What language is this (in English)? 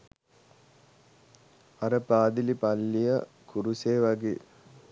Sinhala